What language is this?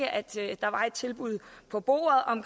Danish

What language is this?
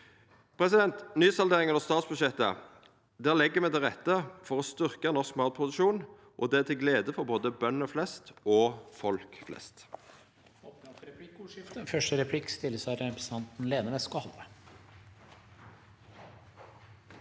Norwegian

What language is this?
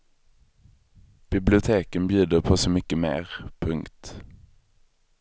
Swedish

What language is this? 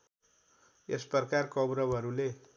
Nepali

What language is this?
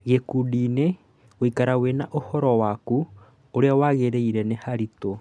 Kikuyu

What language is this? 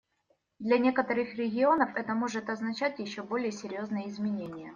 Russian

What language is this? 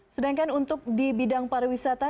Indonesian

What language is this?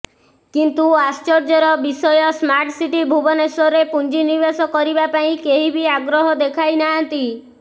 Odia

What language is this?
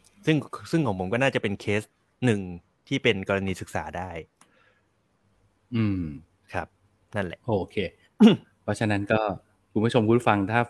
Thai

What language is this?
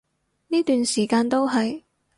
Cantonese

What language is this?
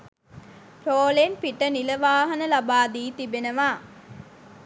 Sinhala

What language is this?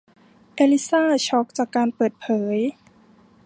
Thai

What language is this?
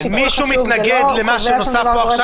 Hebrew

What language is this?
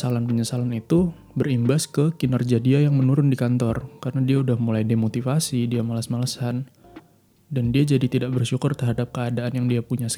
Indonesian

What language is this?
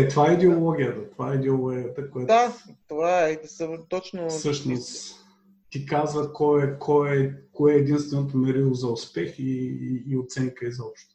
Bulgarian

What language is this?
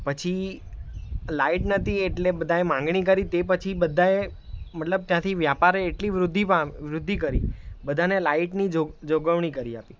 Gujarati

